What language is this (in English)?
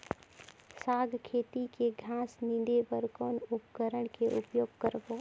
Chhattisgarhi